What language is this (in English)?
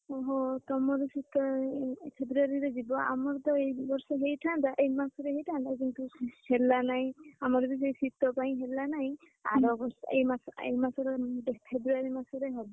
Odia